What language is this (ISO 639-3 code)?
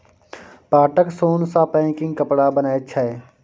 mai